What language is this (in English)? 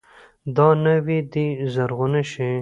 Pashto